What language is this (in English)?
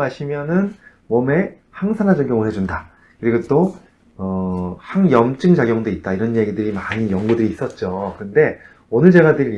Korean